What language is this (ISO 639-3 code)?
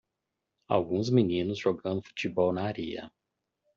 por